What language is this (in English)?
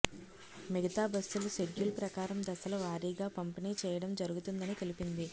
Telugu